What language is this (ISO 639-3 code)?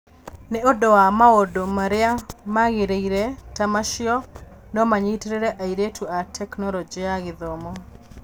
kik